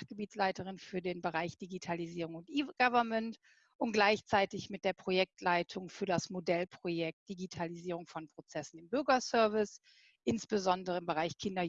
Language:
German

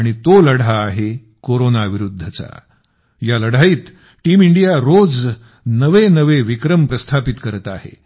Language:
Marathi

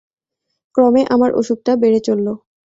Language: Bangla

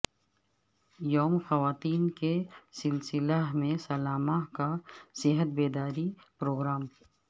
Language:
Urdu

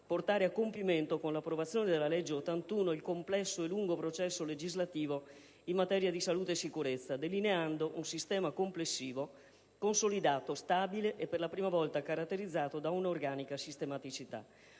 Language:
Italian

